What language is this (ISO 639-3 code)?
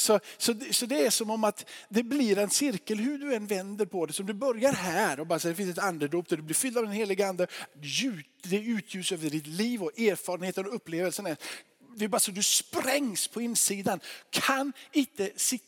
swe